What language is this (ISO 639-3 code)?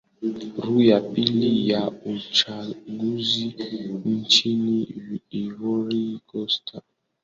swa